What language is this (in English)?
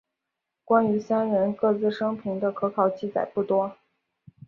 Chinese